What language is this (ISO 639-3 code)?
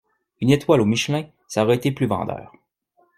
fra